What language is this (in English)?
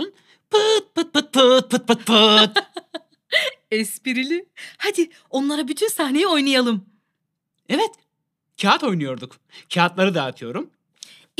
Turkish